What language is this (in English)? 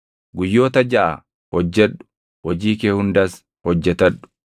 Oromo